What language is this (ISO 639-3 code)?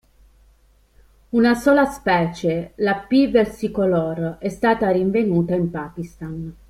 ita